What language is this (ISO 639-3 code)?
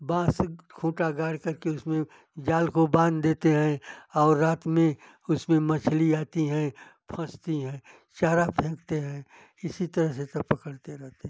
hin